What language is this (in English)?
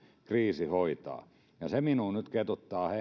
Finnish